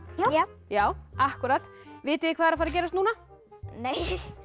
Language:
Icelandic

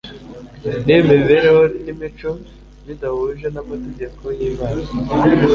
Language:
Kinyarwanda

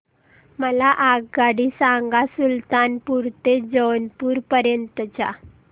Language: Marathi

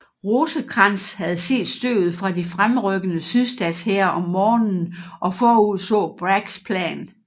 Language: Danish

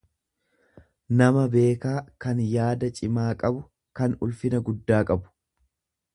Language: Oromo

